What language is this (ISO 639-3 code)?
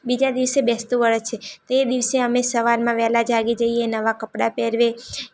guj